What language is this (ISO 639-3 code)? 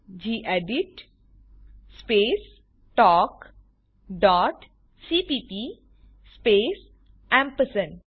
guj